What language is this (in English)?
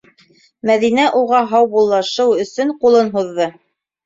Bashkir